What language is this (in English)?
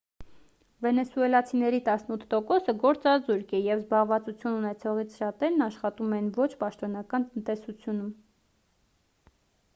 Armenian